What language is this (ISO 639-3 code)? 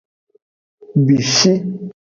ajg